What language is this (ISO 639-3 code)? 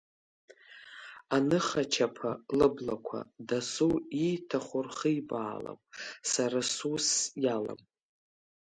abk